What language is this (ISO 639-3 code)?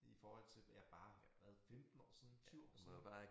dan